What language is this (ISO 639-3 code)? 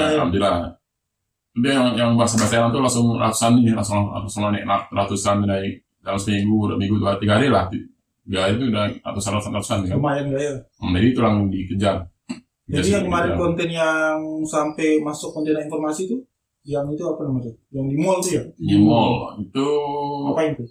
ind